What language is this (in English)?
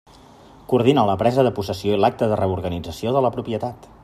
Catalan